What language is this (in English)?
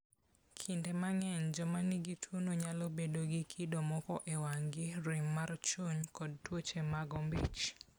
Luo (Kenya and Tanzania)